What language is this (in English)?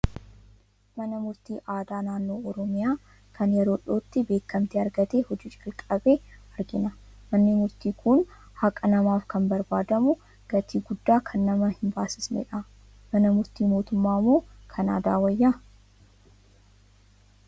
Oromo